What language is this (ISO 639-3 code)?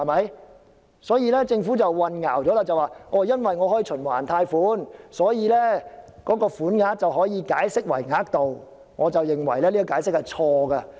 yue